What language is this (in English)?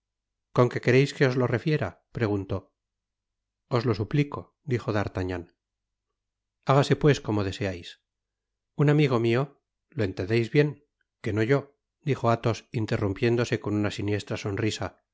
Spanish